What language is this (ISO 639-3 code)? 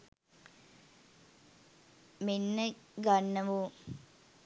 sin